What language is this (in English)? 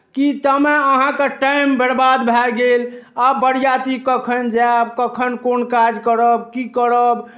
Maithili